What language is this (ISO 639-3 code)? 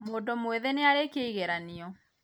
kik